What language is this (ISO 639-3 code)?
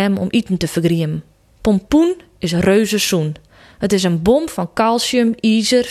nld